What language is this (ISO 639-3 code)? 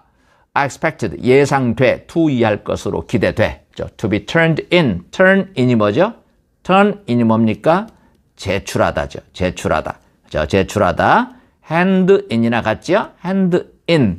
kor